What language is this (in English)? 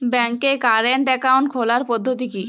Bangla